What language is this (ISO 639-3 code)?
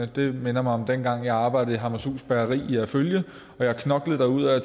dan